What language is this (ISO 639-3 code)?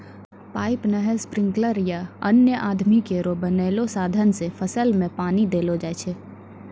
mai